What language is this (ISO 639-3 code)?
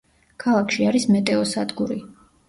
kat